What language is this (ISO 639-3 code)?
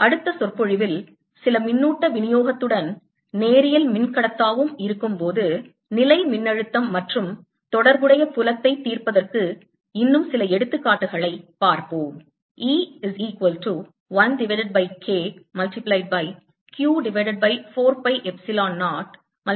tam